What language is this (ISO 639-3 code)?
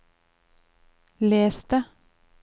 nor